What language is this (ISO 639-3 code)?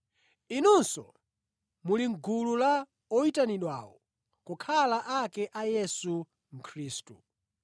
nya